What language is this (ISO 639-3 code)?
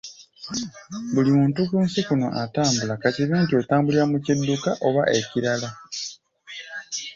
lug